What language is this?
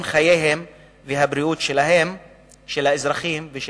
Hebrew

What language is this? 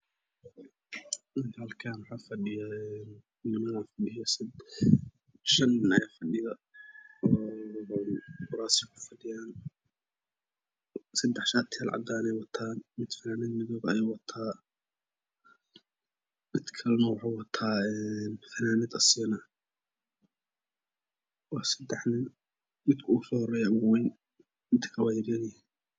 Somali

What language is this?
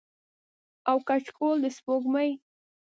Pashto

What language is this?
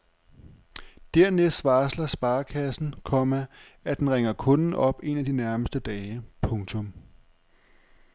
Danish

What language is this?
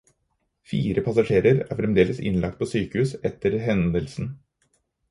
Norwegian Bokmål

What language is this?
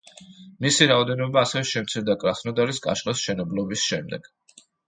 Georgian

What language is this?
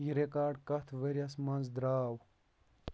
Kashmiri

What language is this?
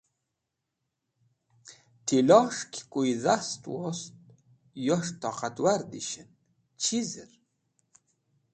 Wakhi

